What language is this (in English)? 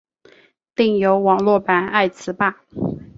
Chinese